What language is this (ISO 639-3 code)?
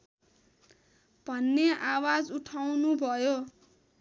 nep